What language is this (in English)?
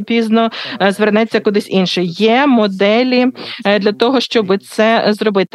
Ukrainian